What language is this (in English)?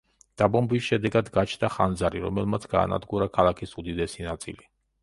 Georgian